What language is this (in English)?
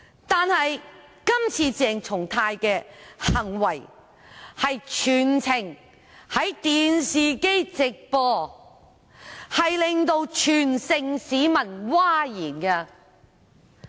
Cantonese